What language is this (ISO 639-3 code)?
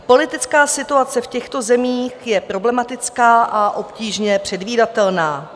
ces